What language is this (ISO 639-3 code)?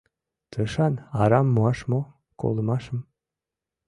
chm